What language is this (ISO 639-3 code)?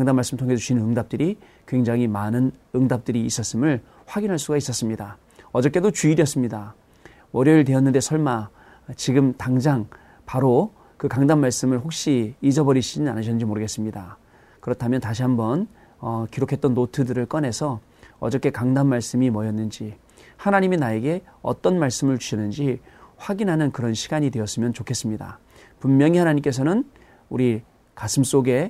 kor